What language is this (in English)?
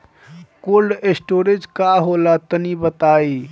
Bhojpuri